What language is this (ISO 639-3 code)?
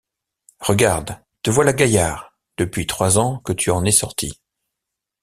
fra